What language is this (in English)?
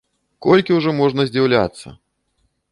Belarusian